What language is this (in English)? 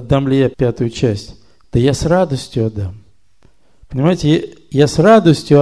Russian